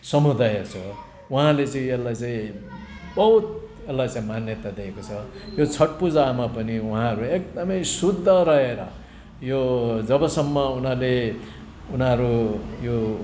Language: Nepali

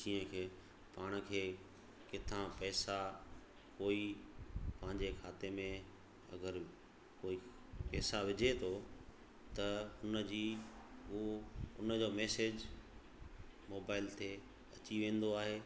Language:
Sindhi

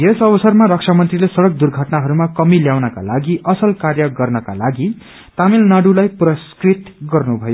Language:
Nepali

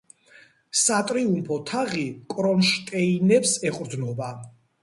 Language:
Georgian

